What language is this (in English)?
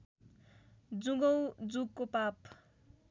Nepali